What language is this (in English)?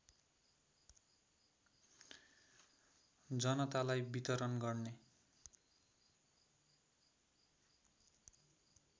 Nepali